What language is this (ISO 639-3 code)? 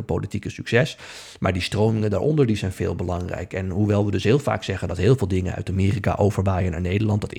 nld